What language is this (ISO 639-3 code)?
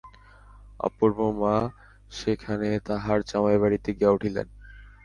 ben